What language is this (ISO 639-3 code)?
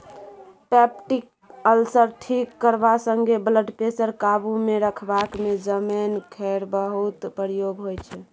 mai